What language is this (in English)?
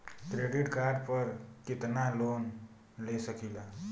Bhojpuri